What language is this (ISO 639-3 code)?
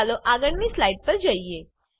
guj